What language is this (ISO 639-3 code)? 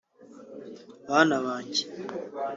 kin